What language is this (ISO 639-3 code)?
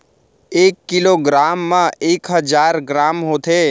hne